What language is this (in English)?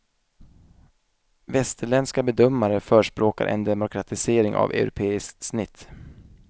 Swedish